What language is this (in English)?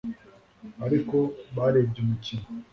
Kinyarwanda